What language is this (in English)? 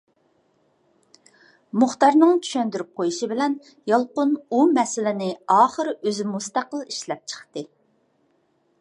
Uyghur